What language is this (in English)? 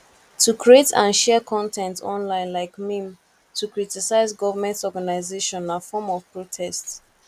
Nigerian Pidgin